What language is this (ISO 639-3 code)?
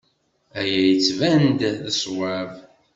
kab